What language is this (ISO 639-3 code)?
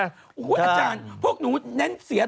tha